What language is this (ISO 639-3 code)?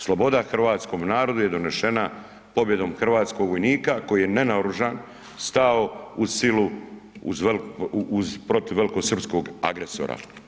hrv